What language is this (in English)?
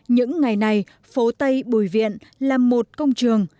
Vietnamese